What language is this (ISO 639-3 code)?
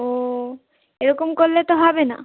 ben